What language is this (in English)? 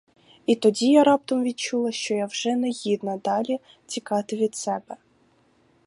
Ukrainian